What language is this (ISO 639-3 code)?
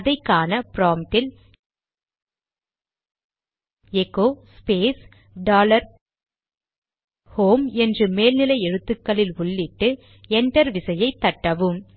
tam